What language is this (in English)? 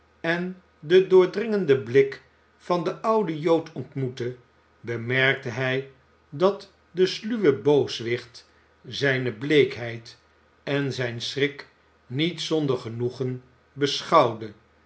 Dutch